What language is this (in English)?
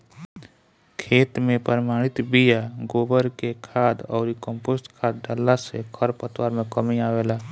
Bhojpuri